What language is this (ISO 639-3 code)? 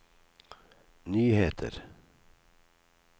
nor